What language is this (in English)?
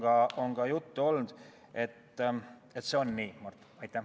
Estonian